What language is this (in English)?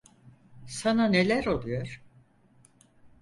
Turkish